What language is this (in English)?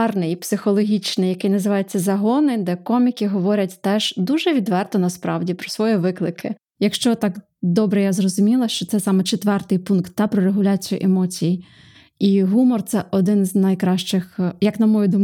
Ukrainian